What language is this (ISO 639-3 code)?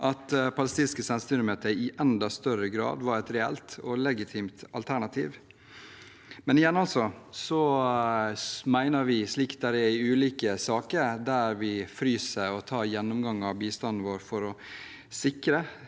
nor